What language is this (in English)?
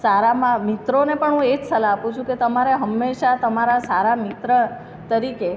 Gujarati